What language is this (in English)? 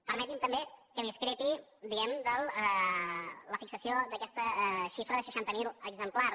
Catalan